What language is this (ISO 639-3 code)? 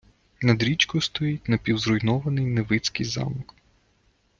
ukr